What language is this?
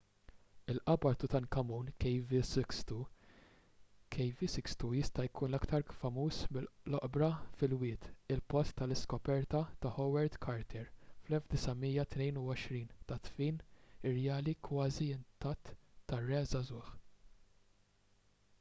Maltese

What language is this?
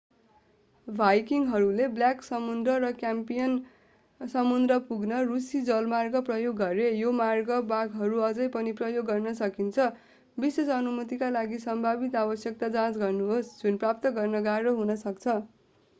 Nepali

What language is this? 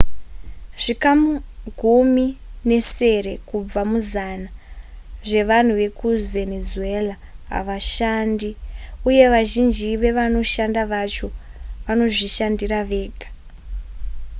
Shona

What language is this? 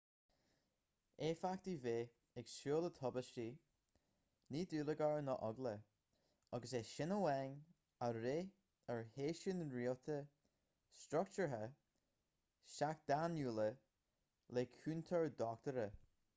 Irish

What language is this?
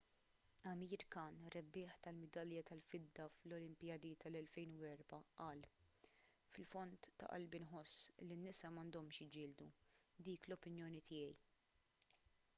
Maltese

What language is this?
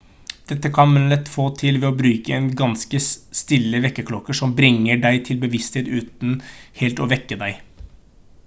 Norwegian Bokmål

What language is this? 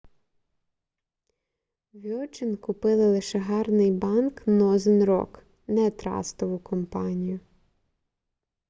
Ukrainian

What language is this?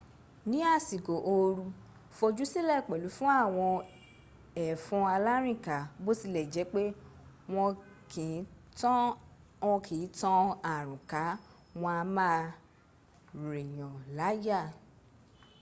Yoruba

